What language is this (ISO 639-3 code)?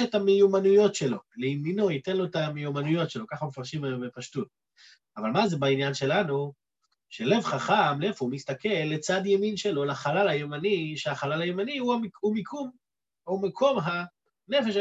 heb